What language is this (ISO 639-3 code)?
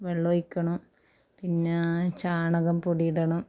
mal